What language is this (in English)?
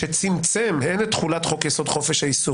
Hebrew